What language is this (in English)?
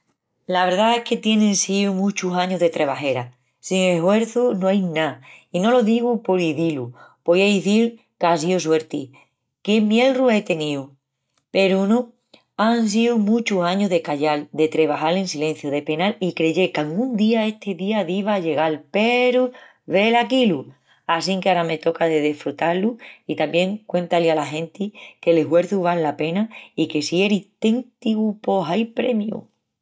Extremaduran